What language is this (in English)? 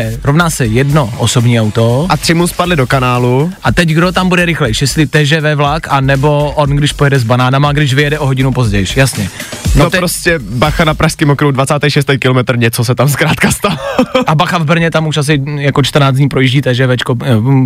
Czech